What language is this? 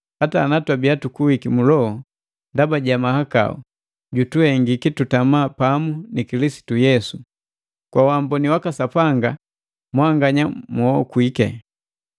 Matengo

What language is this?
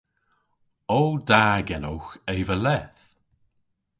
Cornish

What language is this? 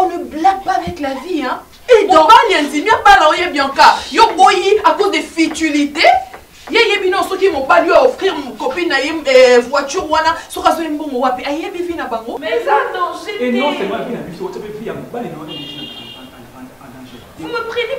French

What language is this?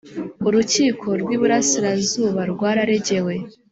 Kinyarwanda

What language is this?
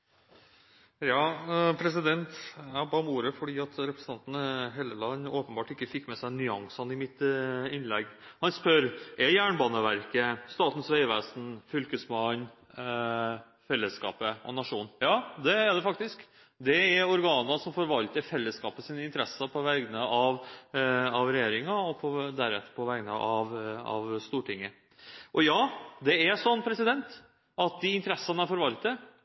Norwegian Bokmål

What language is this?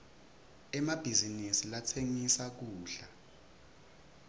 Swati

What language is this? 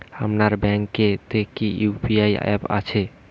Bangla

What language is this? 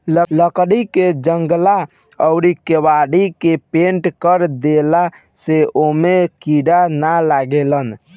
Bhojpuri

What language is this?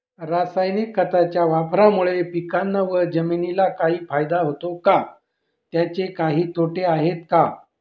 Marathi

